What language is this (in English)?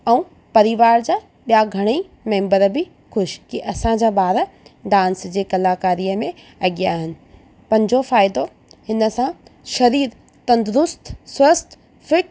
Sindhi